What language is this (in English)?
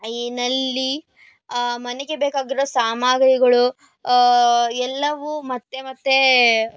Kannada